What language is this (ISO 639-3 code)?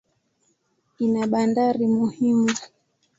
swa